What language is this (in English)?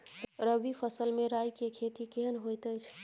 Maithili